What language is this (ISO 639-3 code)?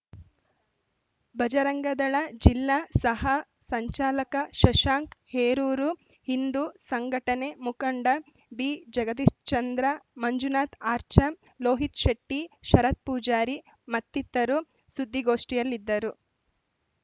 kan